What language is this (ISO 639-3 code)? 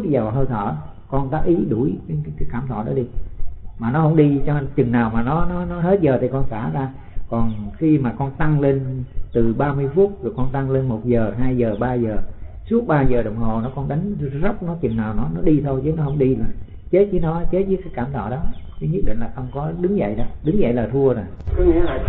vie